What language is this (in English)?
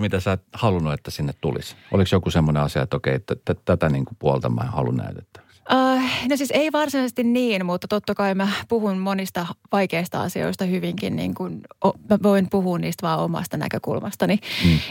Finnish